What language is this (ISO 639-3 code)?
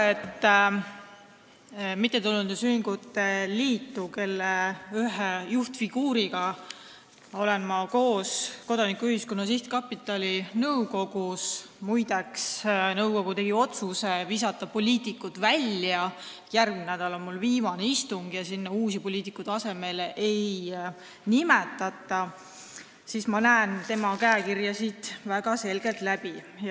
est